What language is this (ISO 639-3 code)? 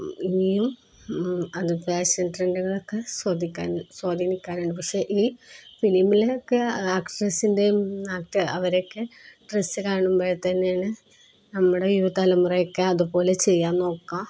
mal